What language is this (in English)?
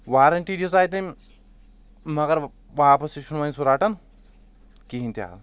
Kashmiri